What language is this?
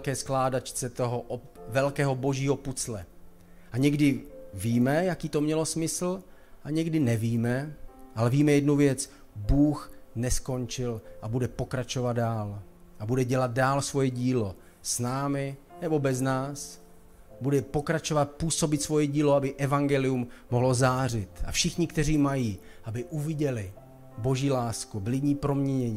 Czech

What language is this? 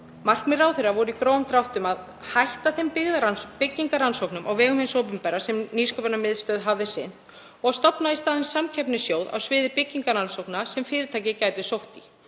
Icelandic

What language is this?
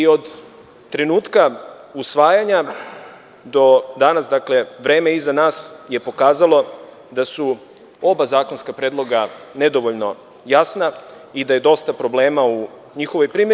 Serbian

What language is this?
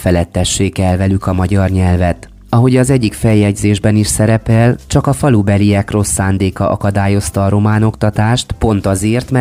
Hungarian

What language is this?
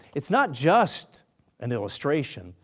English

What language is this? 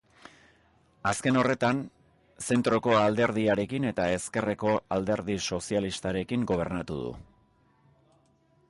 Basque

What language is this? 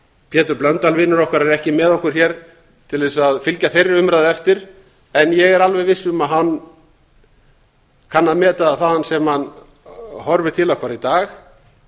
Icelandic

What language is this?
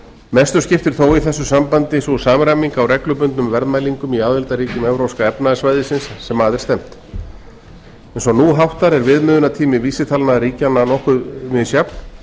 Icelandic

